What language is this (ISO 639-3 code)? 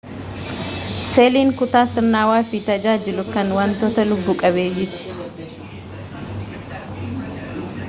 orm